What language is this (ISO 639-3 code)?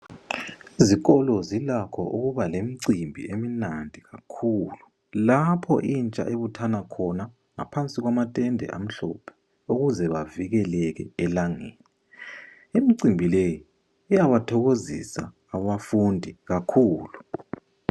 nde